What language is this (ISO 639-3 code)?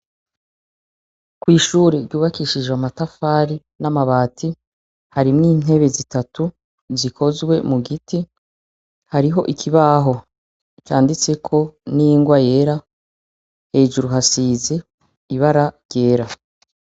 run